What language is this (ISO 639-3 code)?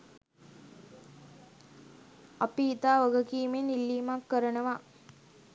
sin